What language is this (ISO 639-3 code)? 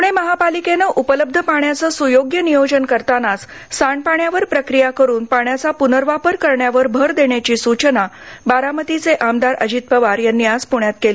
mar